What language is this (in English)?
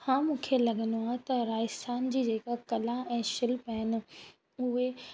Sindhi